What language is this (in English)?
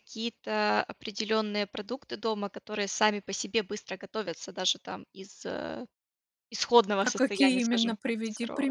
Russian